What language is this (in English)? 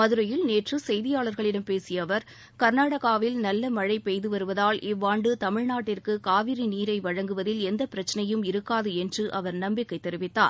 Tamil